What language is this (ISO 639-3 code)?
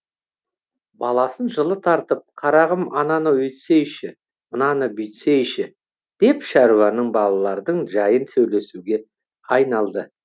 kaz